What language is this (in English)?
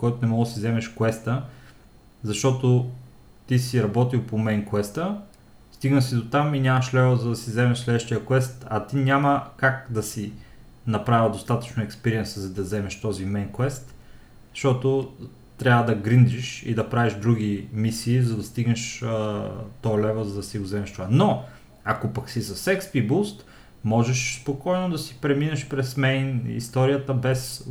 Bulgarian